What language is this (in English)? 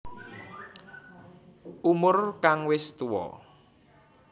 Javanese